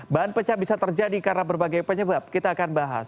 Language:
Indonesian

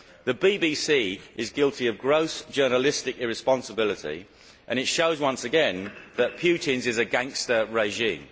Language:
English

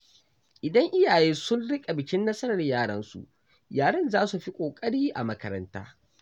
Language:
Hausa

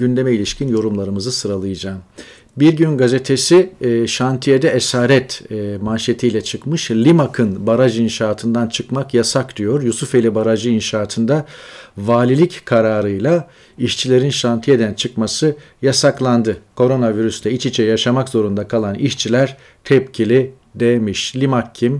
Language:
Turkish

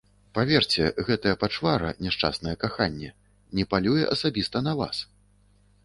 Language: Belarusian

